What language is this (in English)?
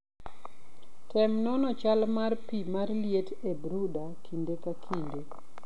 Luo (Kenya and Tanzania)